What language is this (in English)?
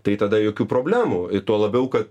Lithuanian